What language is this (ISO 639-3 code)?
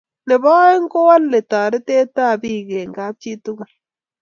kln